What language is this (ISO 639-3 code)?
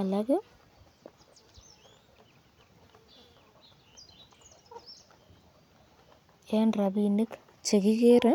kln